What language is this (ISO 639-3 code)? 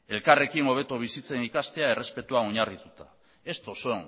eus